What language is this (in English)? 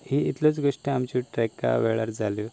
Konkani